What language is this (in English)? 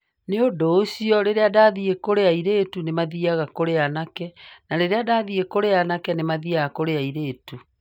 Kikuyu